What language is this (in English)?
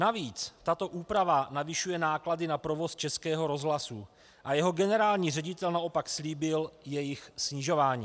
Czech